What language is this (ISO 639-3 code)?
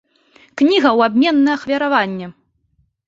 bel